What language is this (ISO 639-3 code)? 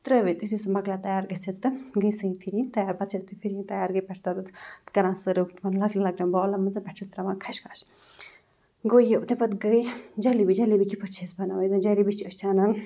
kas